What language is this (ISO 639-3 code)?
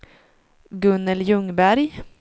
swe